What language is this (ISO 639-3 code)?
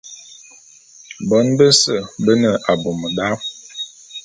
bum